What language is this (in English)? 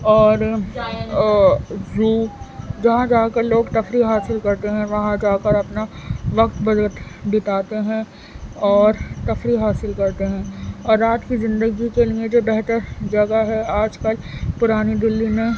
Urdu